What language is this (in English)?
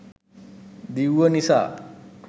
Sinhala